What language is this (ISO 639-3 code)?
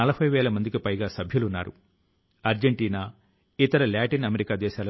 tel